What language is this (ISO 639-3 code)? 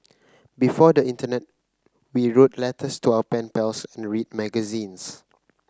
eng